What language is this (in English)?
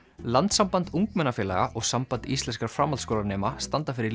Icelandic